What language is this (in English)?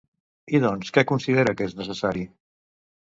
Catalan